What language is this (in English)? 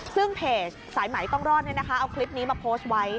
Thai